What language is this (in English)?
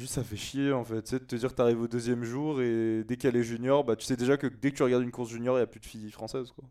French